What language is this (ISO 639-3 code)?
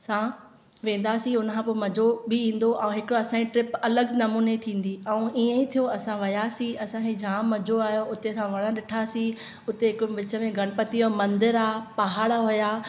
snd